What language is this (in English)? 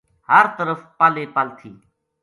Gujari